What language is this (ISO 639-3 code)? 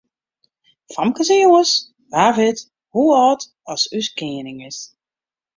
fry